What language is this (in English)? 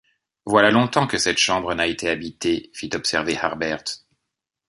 French